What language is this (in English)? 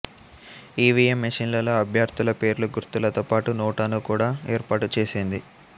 Telugu